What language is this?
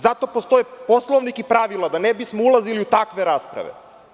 Serbian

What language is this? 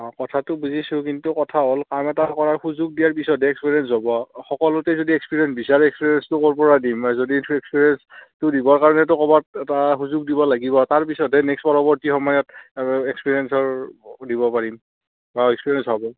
Assamese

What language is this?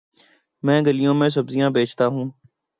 Urdu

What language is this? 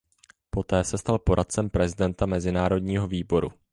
Czech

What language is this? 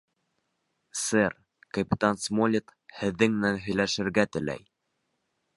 Bashkir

